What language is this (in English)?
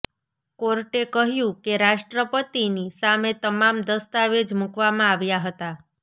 Gujarati